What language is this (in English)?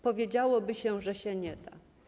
Polish